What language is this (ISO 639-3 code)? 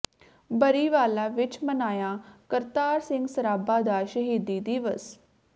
pan